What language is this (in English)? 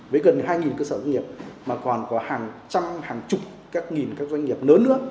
Vietnamese